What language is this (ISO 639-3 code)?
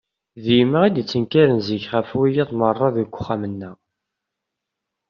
kab